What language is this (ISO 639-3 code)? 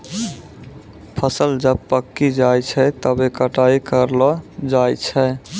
mai